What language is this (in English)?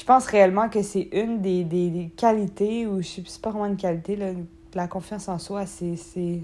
French